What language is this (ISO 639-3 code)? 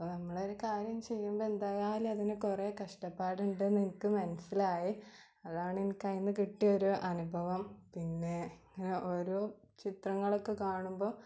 mal